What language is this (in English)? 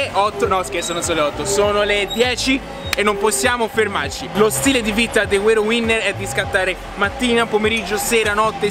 Italian